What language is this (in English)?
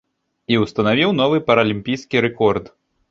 Belarusian